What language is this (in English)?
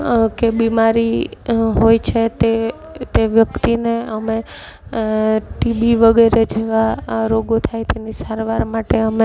Gujarati